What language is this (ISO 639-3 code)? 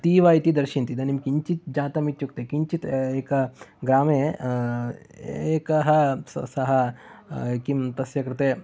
san